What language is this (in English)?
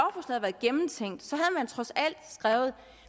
Danish